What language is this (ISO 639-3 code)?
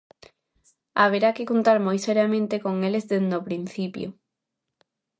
glg